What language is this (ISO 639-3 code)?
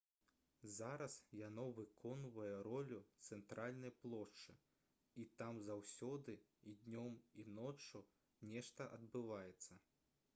bel